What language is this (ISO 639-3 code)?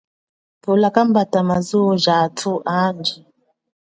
cjk